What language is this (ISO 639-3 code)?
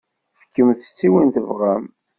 kab